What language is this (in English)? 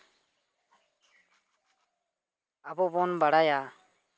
Santali